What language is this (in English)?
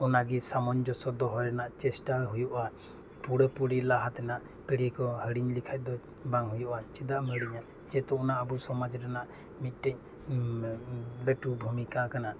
Santali